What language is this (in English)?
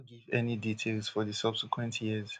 Nigerian Pidgin